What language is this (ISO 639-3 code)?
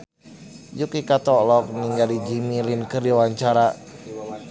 sun